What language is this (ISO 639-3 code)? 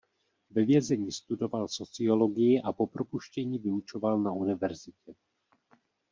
ces